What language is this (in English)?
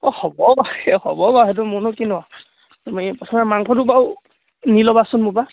Assamese